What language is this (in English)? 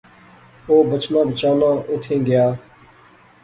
Pahari-Potwari